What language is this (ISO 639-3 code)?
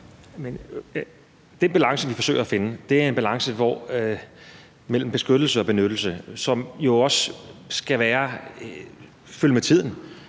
dan